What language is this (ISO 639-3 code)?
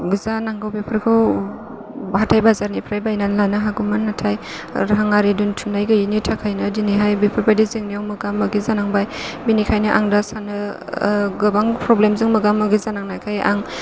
brx